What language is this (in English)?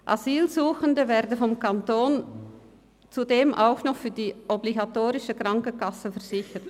Swiss German